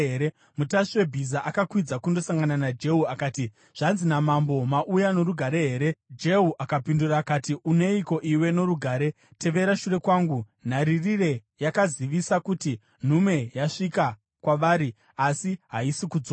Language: Shona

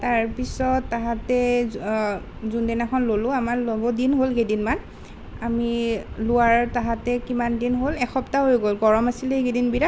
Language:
Assamese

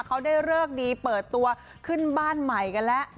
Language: Thai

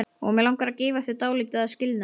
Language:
Icelandic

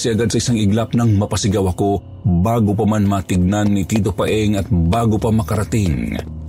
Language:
Filipino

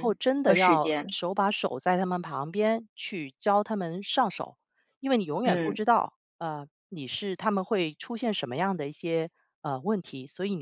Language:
Chinese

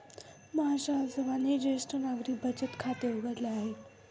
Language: Marathi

